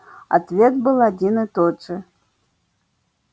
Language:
Russian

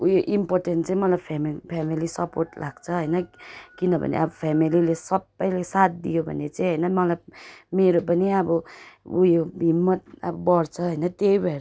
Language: Nepali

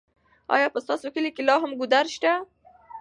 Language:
Pashto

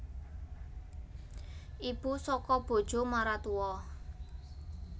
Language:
Javanese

